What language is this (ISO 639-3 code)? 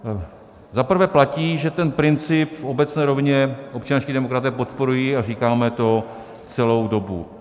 ces